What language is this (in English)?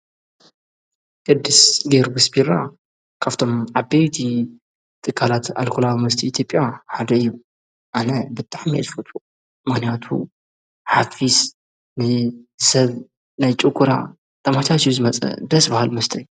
Tigrinya